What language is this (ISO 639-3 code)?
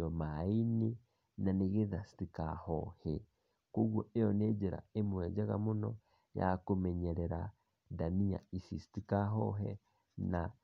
kik